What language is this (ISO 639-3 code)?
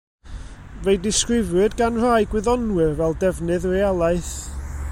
cym